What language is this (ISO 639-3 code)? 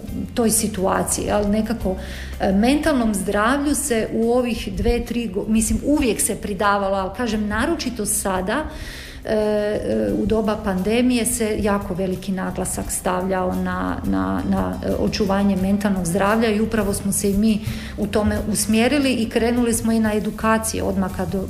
hrv